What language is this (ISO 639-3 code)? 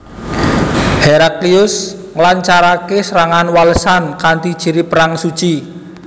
jav